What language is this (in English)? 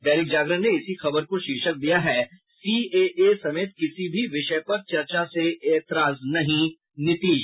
Hindi